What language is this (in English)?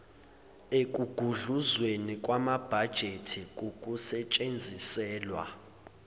Zulu